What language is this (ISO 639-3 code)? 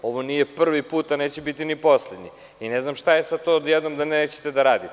srp